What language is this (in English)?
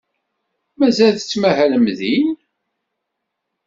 Kabyle